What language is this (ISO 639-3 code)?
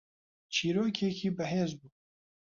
ckb